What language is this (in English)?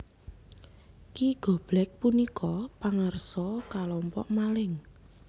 Javanese